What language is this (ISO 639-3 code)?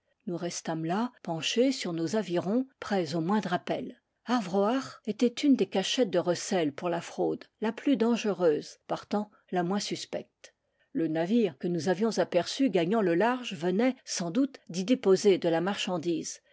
fra